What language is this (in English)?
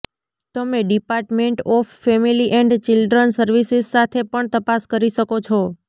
Gujarati